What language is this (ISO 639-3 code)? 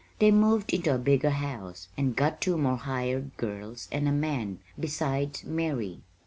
eng